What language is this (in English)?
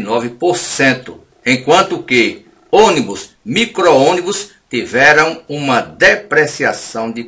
Portuguese